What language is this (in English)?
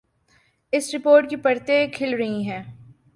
Urdu